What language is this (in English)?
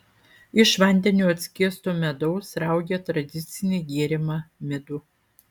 Lithuanian